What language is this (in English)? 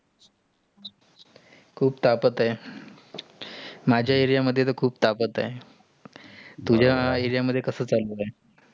Marathi